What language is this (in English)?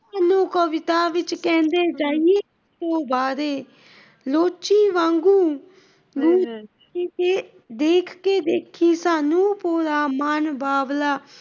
Punjabi